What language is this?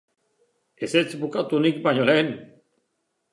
Basque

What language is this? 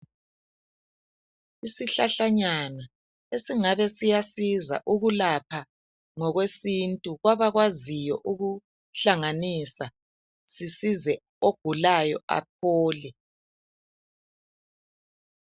North Ndebele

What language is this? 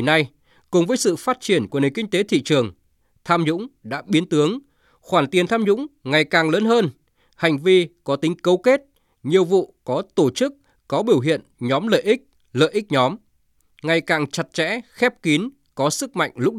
Vietnamese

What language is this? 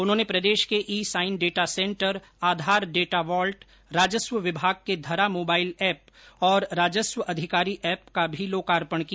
Hindi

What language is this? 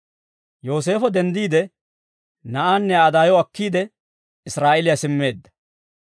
Dawro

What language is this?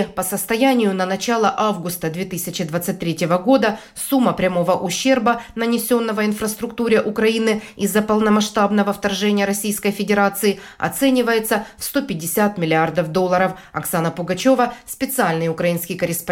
Russian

